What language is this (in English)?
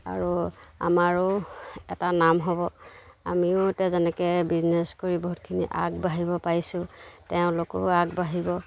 Assamese